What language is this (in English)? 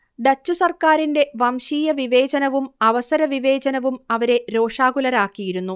Malayalam